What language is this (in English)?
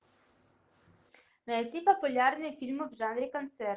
Russian